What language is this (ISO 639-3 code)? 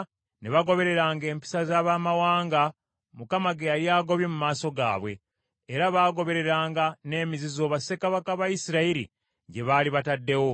lug